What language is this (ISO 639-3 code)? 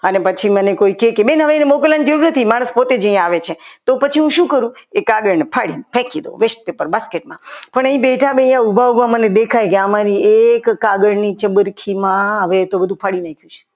guj